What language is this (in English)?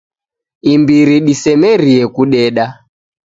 Taita